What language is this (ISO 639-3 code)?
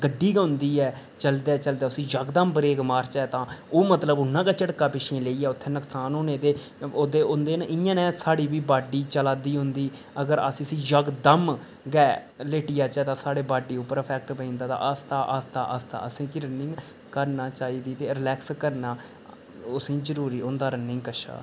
doi